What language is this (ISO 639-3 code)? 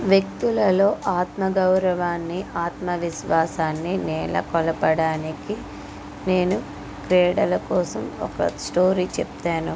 tel